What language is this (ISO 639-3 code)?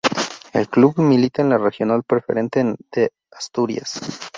spa